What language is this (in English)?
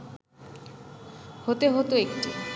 Bangla